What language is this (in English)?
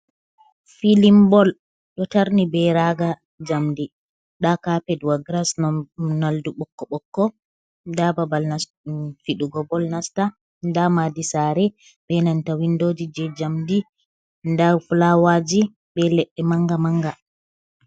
Fula